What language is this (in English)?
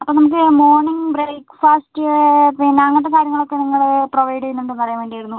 Malayalam